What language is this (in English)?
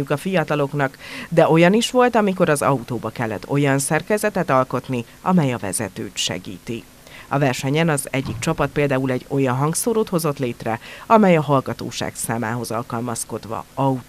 Hungarian